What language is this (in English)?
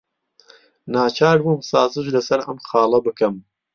Central Kurdish